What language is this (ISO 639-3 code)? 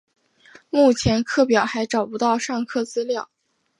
zho